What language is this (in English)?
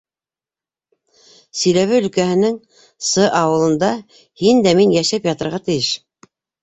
Bashkir